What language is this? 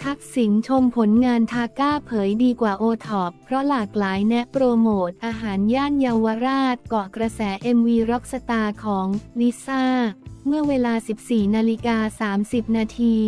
Thai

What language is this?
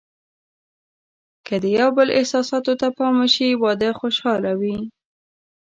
Pashto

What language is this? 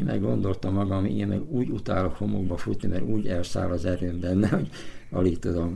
Hungarian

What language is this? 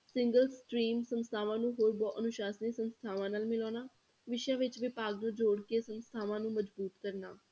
Punjabi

